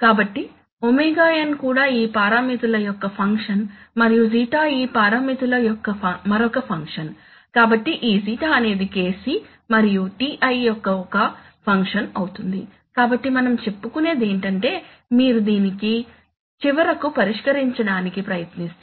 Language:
Telugu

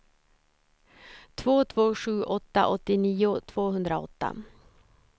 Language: Swedish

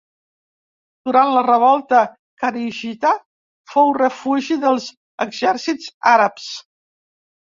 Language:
Catalan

